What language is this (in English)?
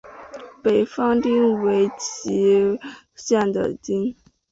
Chinese